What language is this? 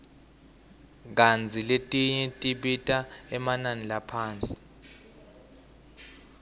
Swati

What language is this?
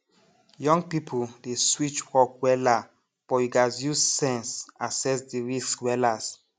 Nigerian Pidgin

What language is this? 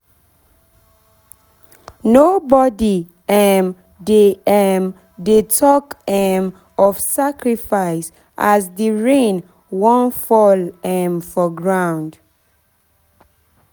Nigerian Pidgin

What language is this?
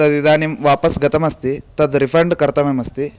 Sanskrit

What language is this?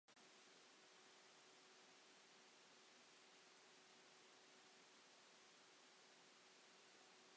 Welsh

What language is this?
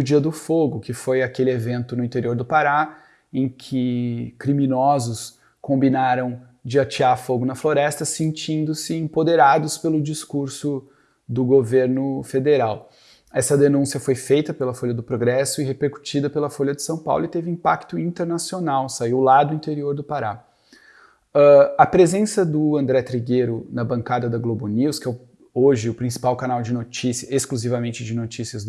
Portuguese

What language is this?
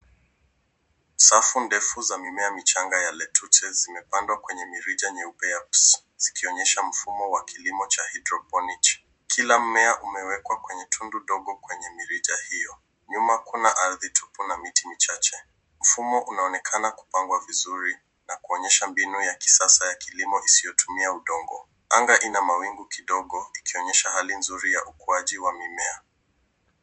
Swahili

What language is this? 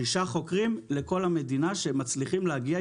Hebrew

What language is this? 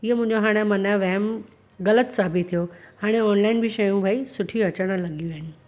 Sindhi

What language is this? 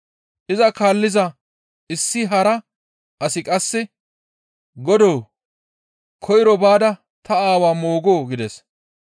Gamo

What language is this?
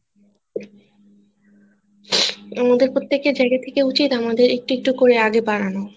Bangla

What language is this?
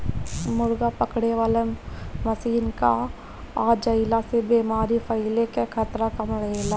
Bhojpuri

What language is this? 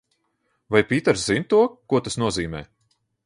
Latvian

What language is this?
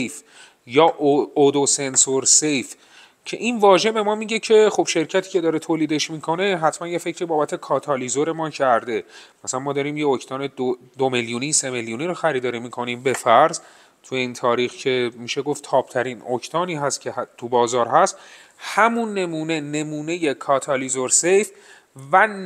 Persian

